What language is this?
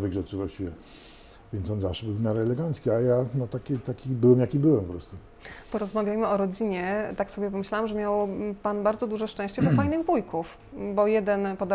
Polish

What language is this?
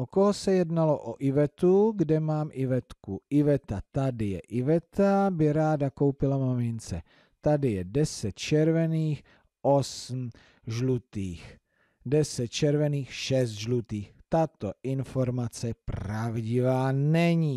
Czech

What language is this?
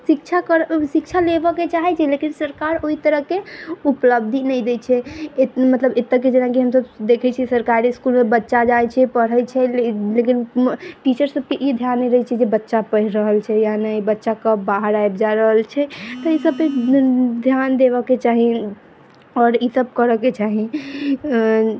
Maithili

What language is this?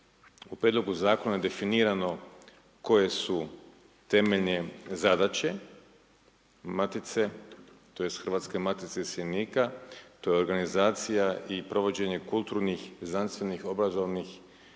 Croatian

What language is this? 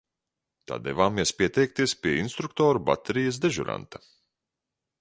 Latvian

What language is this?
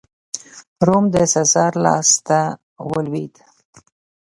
Pashto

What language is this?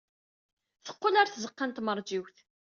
Kabyle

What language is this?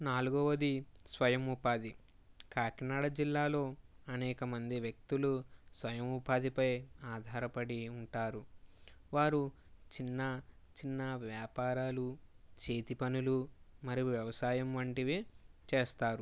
Telugu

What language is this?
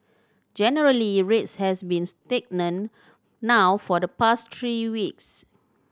English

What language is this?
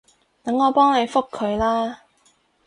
Cantonese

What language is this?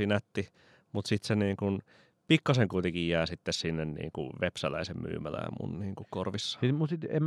Finnish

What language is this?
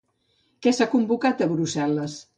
Catalan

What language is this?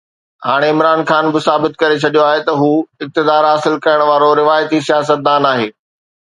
Sindhi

